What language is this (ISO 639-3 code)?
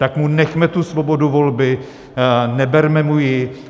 ces